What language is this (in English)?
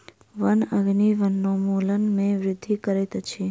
Maithili